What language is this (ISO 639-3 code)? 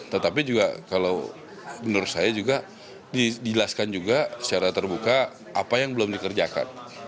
ind